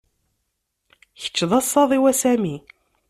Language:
Kabyle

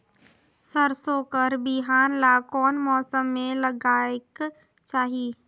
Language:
Chhattisgarhi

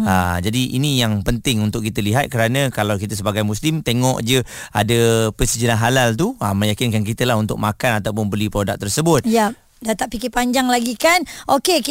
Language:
Malay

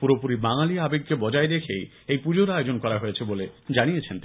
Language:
Bangla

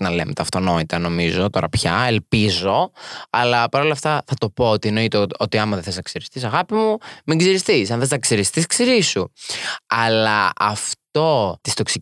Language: Greek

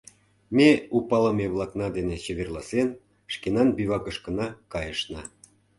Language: Mari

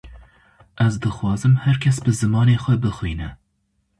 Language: Kurdish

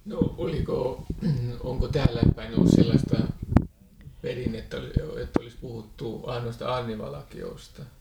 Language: Finnish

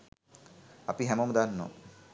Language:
Sinhala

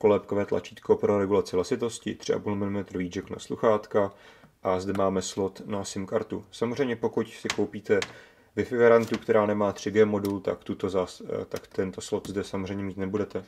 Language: Czech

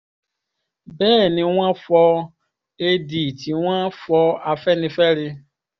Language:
Yoruba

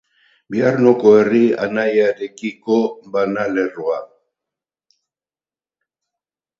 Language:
Basque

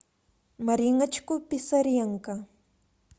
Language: Russian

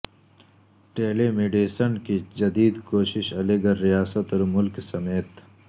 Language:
Urdu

